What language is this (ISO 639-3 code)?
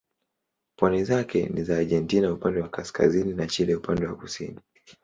swa